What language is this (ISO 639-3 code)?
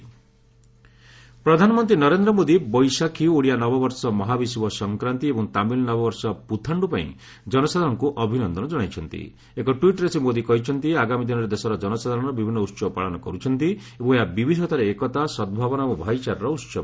ori